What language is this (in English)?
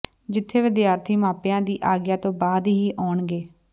Punjabi